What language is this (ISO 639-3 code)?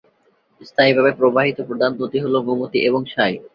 ben